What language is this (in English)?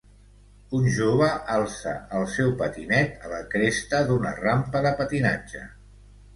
Catalan